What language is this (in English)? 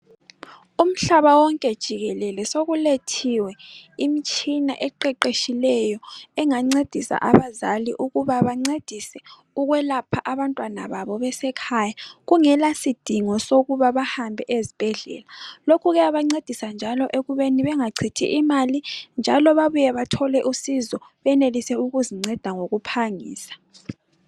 North Ndebele